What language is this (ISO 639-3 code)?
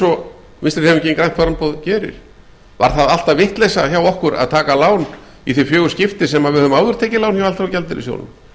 isl